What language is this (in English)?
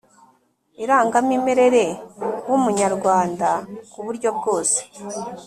Kinyarwanda